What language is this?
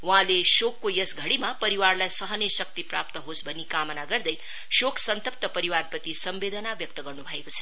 Nepali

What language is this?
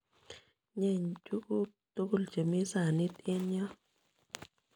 Kalenjin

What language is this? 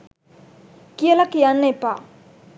Sinhala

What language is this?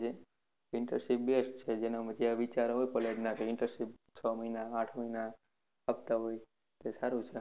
Gujarati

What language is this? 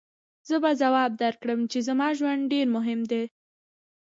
Pashto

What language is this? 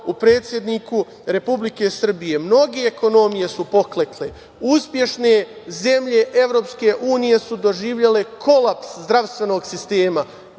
Serbian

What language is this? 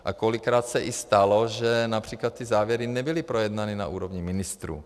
Czech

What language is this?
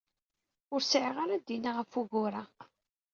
Kabyle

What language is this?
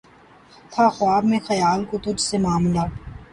Urdu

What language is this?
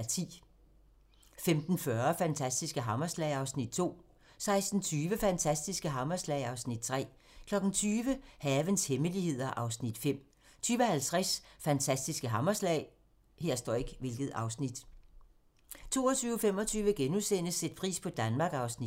Danish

